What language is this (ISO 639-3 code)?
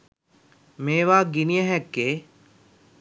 sin